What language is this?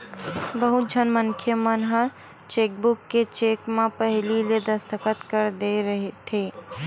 Chhattisgarhi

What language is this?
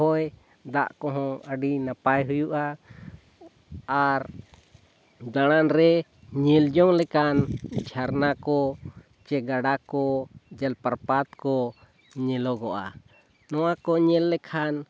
Santali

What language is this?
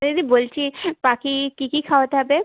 Bangla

